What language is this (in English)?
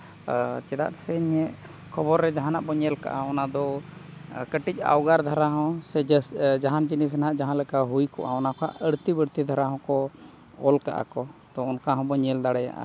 Santali